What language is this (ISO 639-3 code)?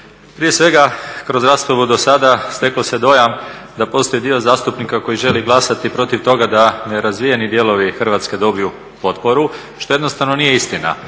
hrv